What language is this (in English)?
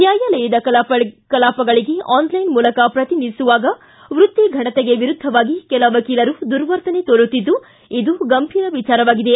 Kannada